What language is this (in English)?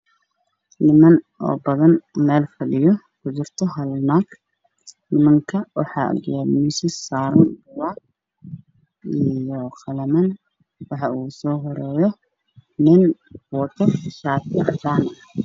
Somali